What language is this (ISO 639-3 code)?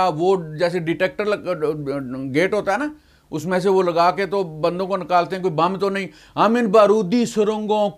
hin